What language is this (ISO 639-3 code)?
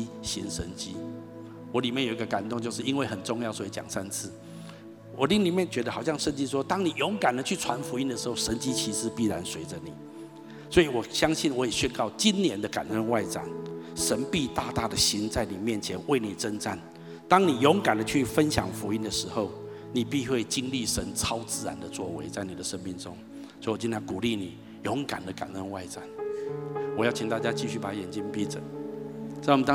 zho